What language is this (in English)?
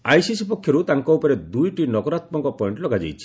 Odia